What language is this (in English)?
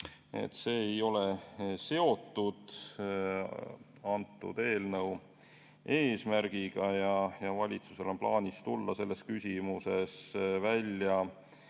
Estonian